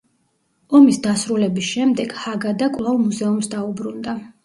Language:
Georgian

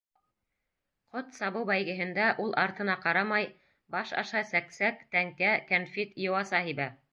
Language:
Bashkir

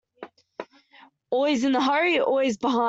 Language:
English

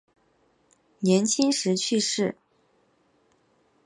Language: Chinese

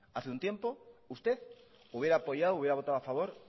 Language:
Spanish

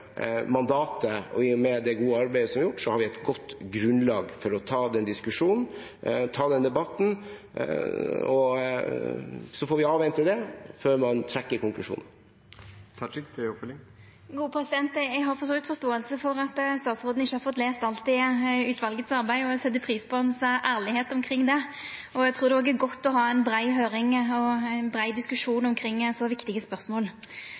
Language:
Norwegian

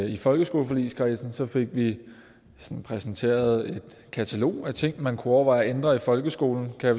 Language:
Danish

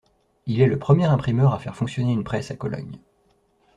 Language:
French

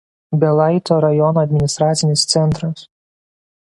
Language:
Lithuanian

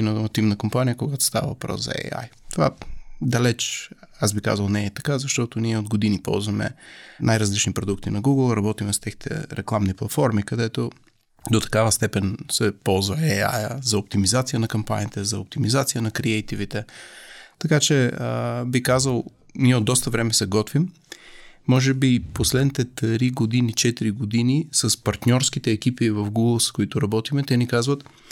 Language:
Bulgarian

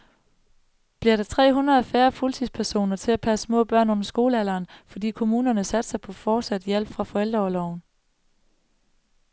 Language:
Danish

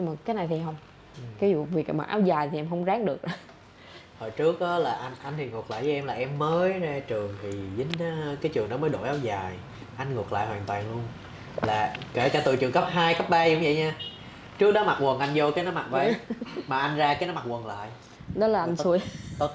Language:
Vietnamese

